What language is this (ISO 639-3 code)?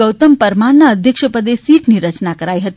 guj